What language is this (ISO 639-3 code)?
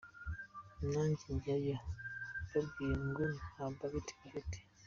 kin